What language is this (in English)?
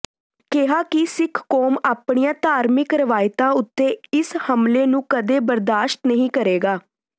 Punjabi